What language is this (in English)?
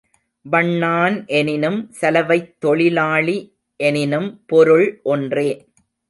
Tamil